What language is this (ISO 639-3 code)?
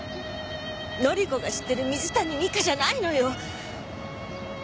jpn